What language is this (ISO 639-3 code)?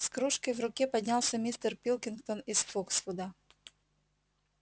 rus